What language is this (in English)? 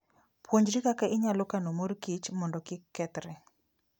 Luo (Kenya and Tanzania)